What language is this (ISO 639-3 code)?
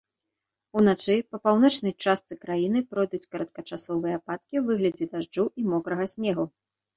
bel